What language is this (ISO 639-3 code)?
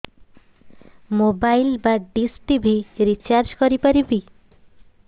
ori